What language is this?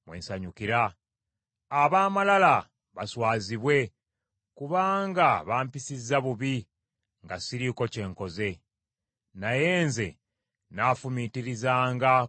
Ganda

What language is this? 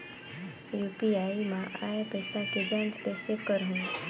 Chhattisgarhi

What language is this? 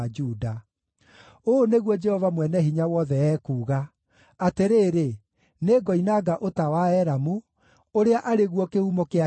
Kikuyu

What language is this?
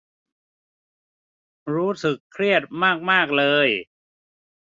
Thai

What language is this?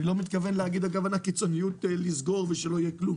Hebrew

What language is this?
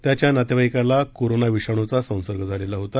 Marathi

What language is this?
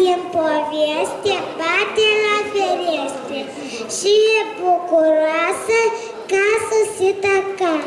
Romanian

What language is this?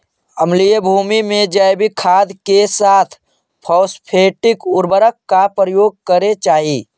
Magahi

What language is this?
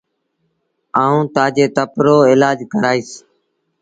Sindhi Bhil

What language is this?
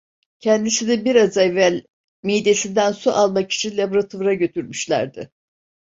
Turkish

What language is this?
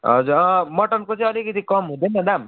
Nepali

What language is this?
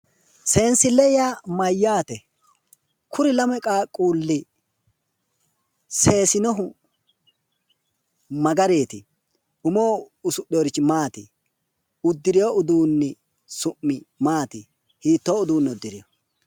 Sidamo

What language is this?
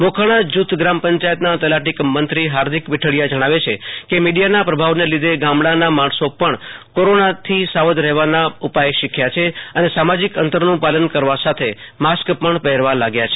Gujarati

